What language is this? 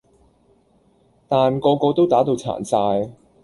Cantonese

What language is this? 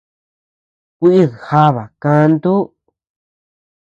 Tepeuxila Cuicatec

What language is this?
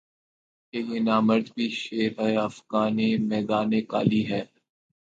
Urdu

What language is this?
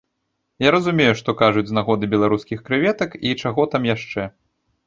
Belarusian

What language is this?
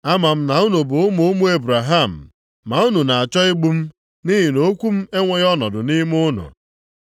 Igbo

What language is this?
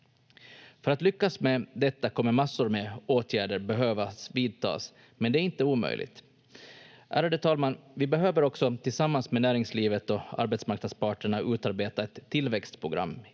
Finnish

